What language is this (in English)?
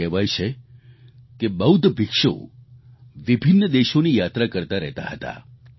Gujarati